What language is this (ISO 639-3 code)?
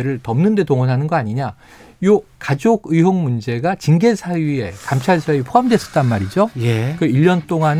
kor